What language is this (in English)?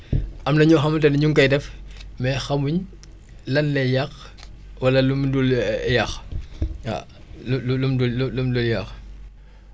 Wolof